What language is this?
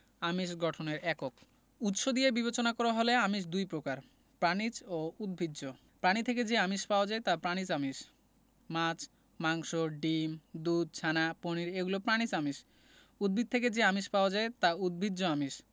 Bangla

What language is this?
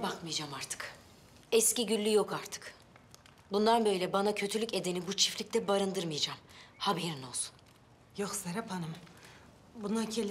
Turkish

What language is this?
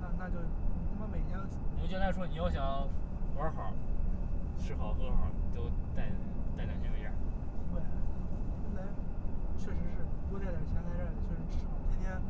Chinese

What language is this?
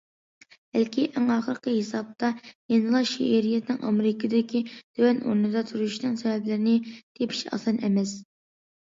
Uyghur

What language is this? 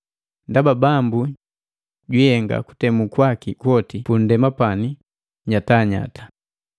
Matengo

